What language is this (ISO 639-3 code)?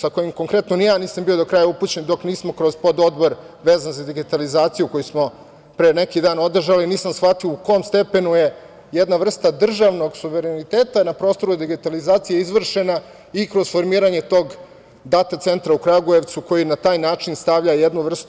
srp